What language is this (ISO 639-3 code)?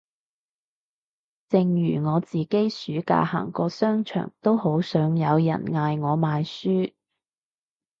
yue